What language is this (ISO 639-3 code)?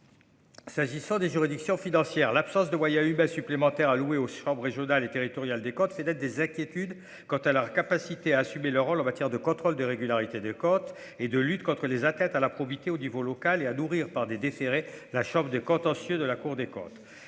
fra